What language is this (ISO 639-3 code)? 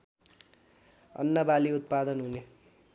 nep